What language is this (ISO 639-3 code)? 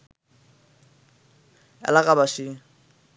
ben